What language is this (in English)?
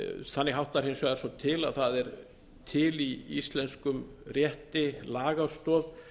Icelandic